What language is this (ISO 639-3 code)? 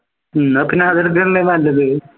mal